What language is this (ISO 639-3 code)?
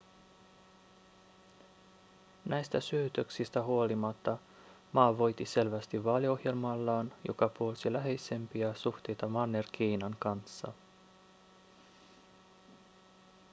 fin